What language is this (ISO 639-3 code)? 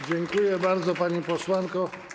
pol